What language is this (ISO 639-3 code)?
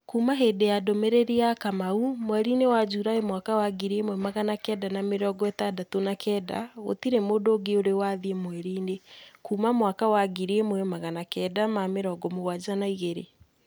kik